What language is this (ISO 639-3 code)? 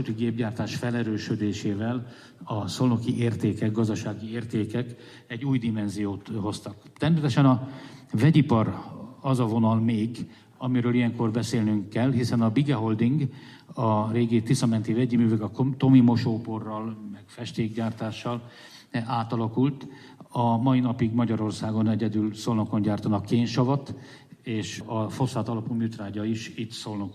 hun